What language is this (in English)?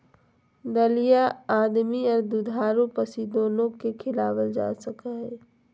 Magahi